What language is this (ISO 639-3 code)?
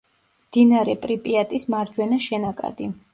kat